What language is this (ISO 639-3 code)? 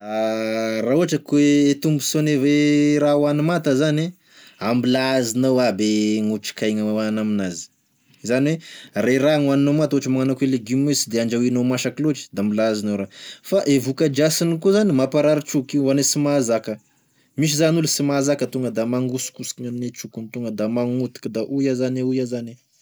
tkg